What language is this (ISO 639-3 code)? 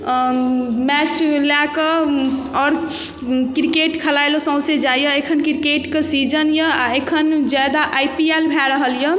mai